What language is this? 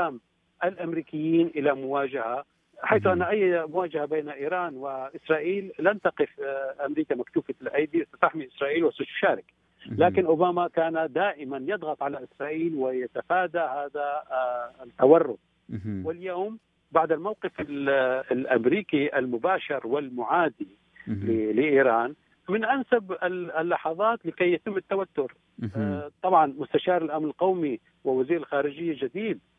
Arabic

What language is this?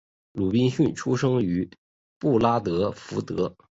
Chinese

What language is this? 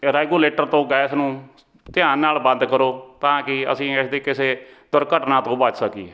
Punjabi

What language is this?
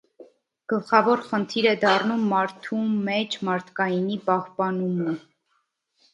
Armenian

